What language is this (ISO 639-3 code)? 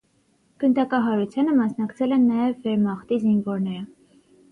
hye